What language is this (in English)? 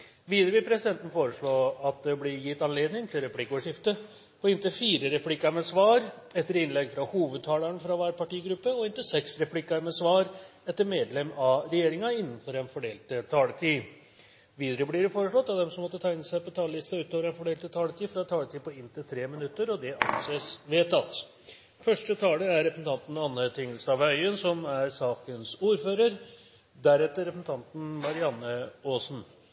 Norwegian Bokmål